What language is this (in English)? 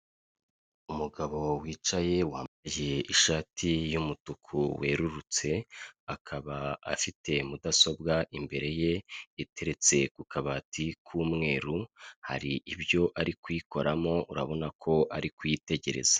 Kinyarwanda